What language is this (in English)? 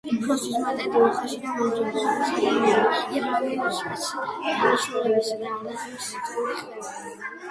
Georgian